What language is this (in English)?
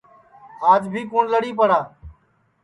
Sansi